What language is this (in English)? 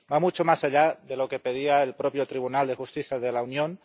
Spanish